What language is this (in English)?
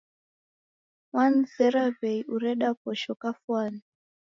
Taita